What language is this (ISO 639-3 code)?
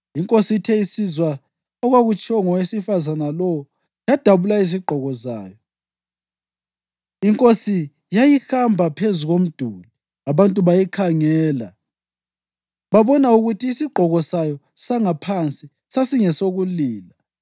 nde